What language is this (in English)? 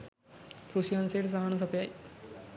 Sinhala